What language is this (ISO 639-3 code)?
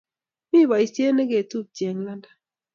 kln